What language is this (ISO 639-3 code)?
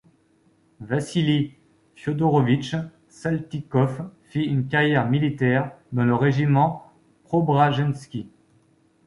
fra